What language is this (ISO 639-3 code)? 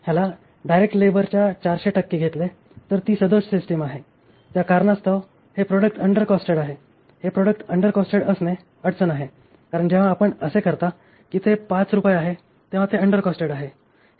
mar